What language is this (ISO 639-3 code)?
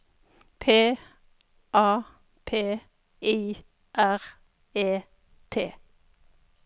nor